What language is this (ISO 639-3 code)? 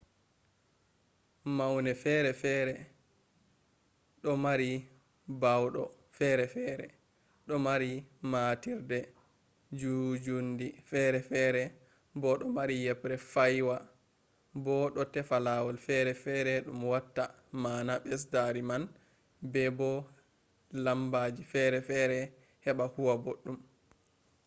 ful